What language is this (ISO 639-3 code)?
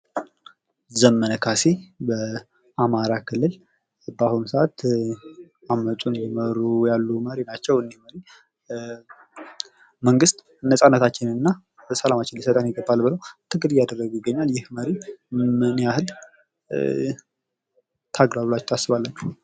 amh